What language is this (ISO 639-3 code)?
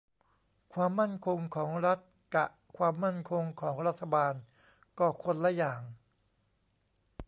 tha